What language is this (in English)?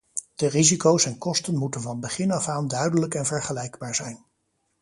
Dutch